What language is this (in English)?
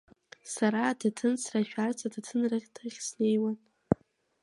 Abkhazian